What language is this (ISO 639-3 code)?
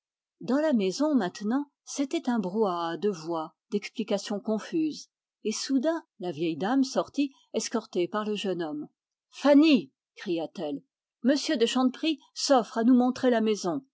fra